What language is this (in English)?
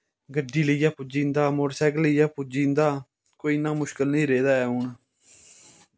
Dogri